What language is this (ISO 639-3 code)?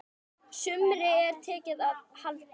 isl